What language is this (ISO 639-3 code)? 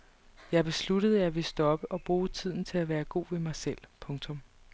dan